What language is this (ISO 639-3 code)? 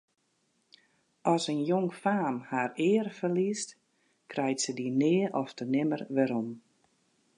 fry